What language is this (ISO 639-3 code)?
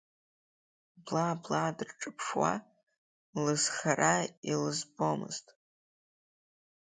abk